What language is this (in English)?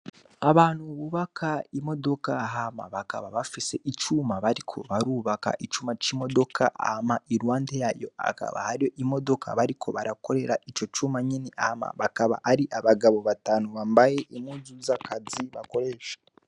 Rundi